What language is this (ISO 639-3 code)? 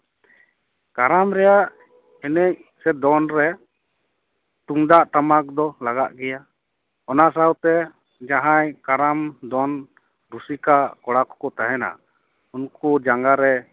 sat